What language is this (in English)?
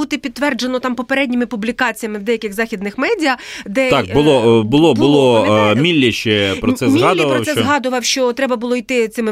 Ukrainian